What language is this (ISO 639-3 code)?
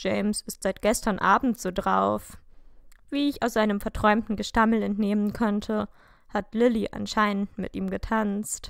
deu